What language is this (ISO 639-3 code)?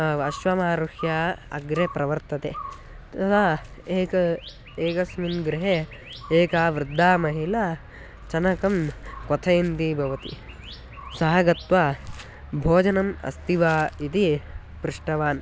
san